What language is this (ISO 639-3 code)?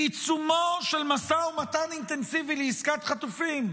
heb